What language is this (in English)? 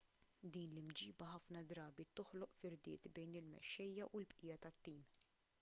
Maltese